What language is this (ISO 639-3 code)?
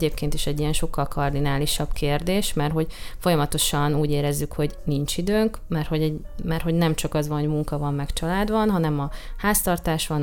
hun